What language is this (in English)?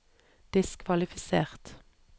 Norwegian